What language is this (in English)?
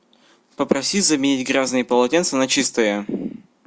Russian